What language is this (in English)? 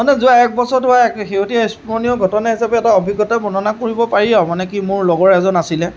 Assamese